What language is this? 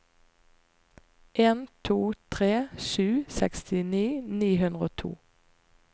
Norwegian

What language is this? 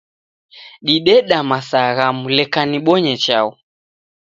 Taita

